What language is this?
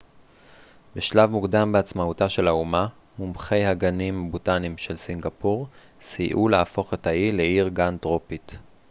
Hebrew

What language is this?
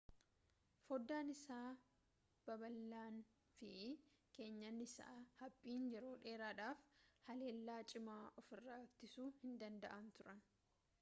Oromo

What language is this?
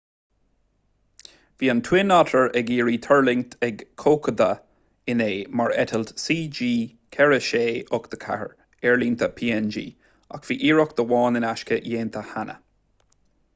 Irish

